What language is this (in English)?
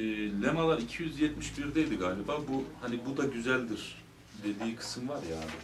Turkish